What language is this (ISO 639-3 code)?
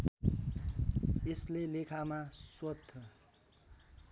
nep